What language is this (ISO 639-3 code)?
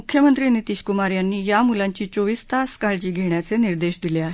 mar